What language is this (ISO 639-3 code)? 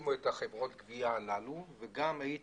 heb